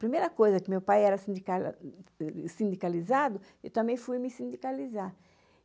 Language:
Portuguese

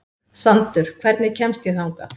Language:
Icelandic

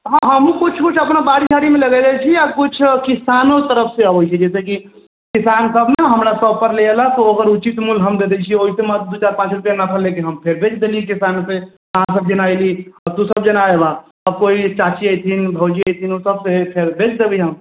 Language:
Maithili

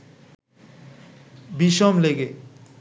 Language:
Bangla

